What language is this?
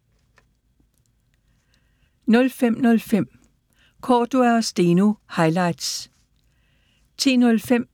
Danish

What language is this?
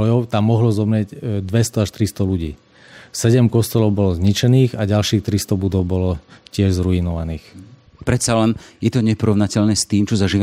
Slovak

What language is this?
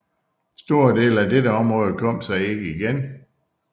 Danish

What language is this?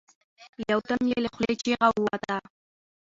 Pashto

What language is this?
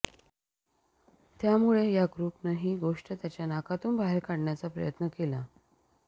Marathi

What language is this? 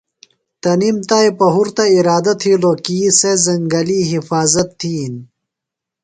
Phalura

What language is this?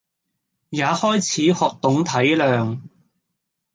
Cantonese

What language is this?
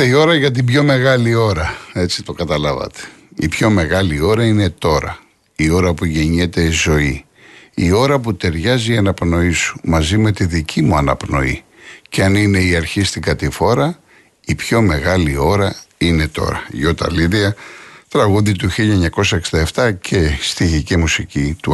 Greek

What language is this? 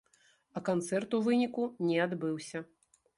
Belarusian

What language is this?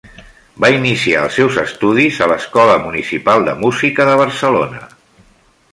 Catalan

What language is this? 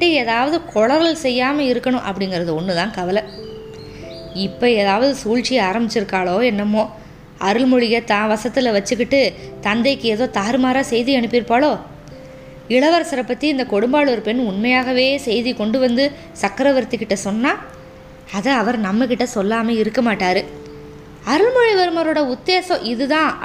Tamil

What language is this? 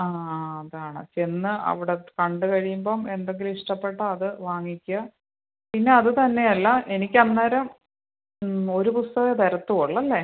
Malayalam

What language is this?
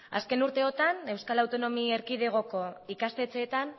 Basque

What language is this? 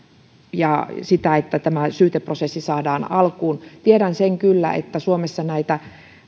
Finnish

